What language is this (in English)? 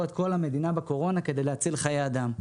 Hebrew